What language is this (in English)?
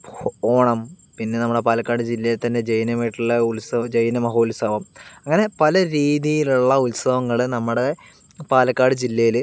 Malayalam